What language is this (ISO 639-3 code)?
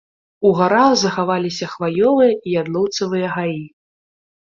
bel